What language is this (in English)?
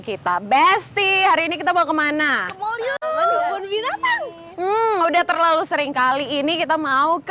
Indonesian